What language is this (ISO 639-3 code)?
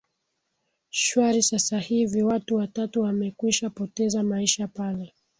swa